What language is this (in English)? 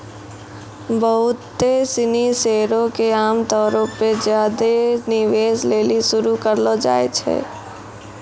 Maithili